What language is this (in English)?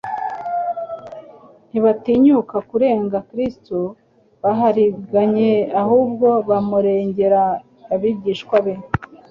Kinyarwanda